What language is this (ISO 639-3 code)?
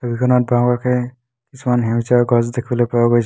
asm